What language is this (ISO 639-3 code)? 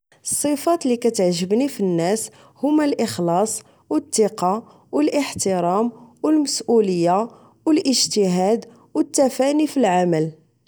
ary